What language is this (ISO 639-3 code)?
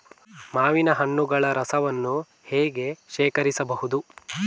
kan